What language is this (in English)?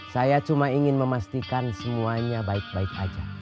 Indonesian